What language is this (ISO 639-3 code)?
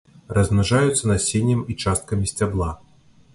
bel